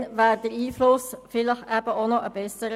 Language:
Swiss German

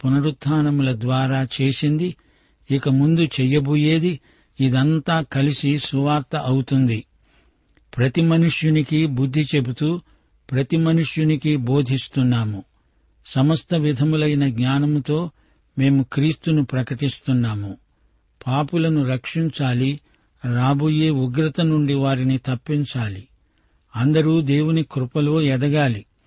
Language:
Telugu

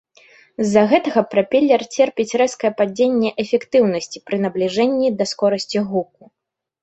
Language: Belarusian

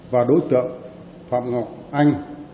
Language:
Vietnamese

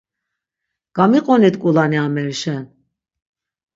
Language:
Laz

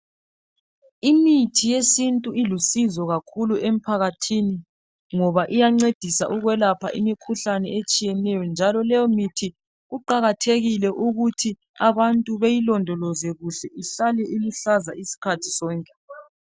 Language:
North Ndebele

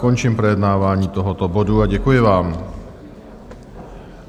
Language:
Czech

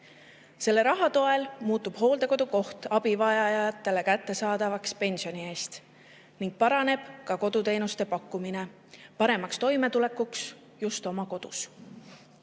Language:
Estonian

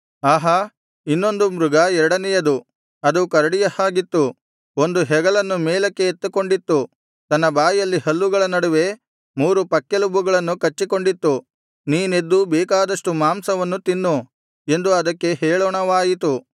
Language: Kannada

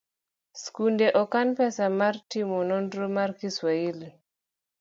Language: Luo (Kenya and Tanzania)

